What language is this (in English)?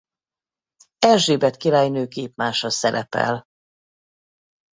Hungarian